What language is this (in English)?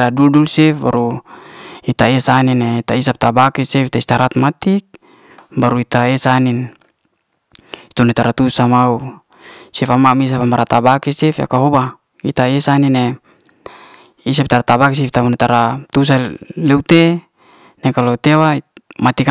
Liana-Seti